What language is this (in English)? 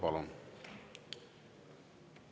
Estonian